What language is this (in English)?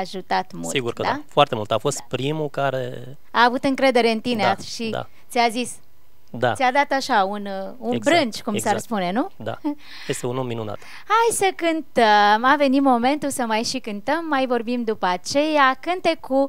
Romanian